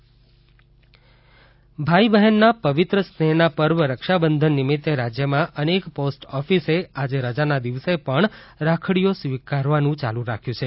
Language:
Gujarati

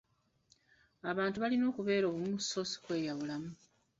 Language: Ganda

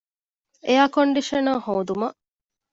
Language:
Divehi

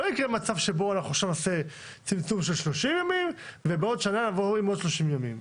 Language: Hebrew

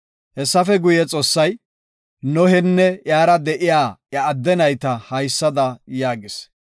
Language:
Gofa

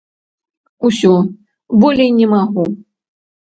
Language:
Belarusian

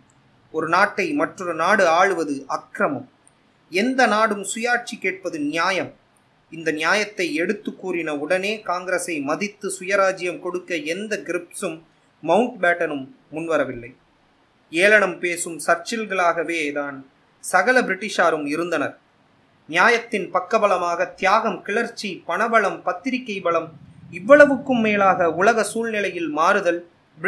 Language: Tamil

